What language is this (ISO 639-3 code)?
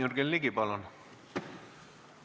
est